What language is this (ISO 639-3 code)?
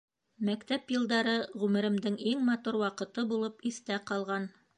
bak